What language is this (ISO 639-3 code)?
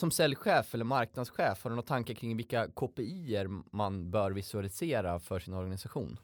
swe